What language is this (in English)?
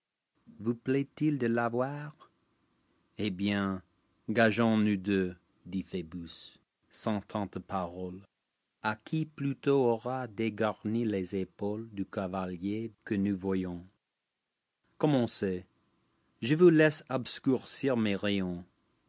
French